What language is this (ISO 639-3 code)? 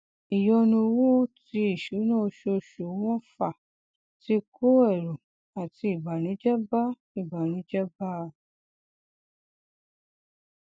yor